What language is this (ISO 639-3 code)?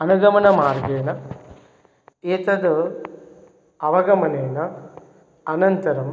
san